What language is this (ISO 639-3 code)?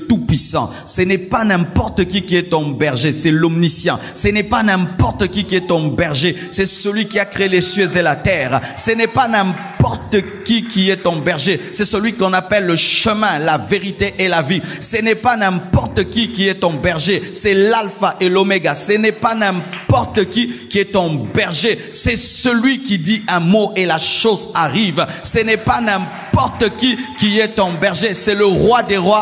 fra